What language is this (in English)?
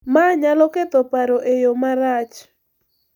Luo (Kenya and Tanzania)